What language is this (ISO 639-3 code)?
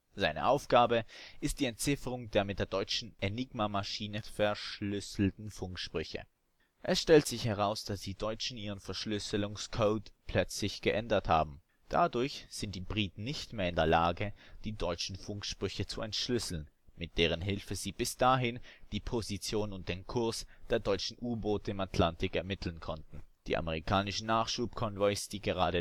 deu